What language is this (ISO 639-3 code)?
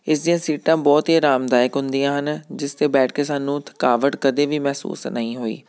pan